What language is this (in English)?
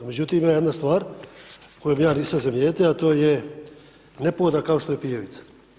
Croatian